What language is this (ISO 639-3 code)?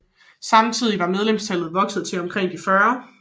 dan